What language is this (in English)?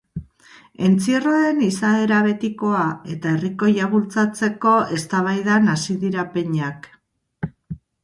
Basque